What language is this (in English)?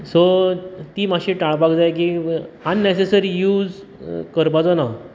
Konkani